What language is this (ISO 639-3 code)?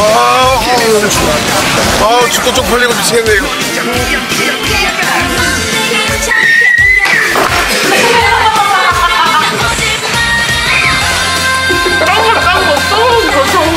kor